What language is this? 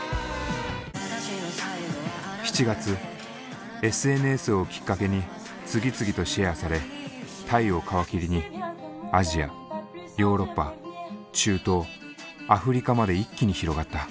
Japanese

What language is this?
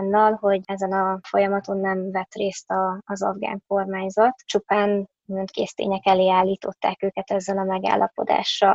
Hungarian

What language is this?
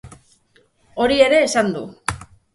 Basque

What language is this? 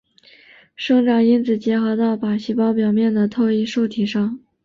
Chinese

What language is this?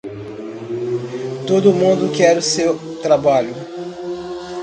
Portuguese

